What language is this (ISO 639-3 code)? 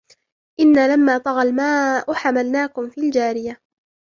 ara